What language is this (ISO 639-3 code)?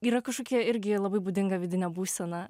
lit